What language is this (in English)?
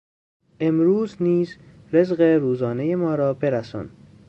Persian